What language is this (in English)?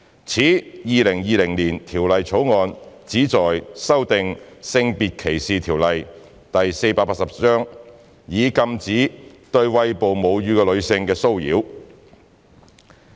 Cantonese